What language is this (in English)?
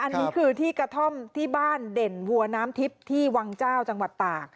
Thai